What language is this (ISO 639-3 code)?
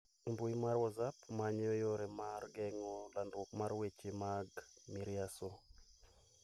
luo